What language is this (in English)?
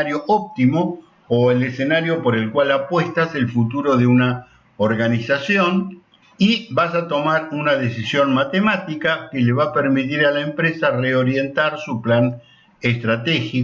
Spanish